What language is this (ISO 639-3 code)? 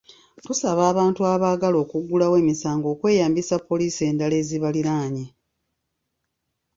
lug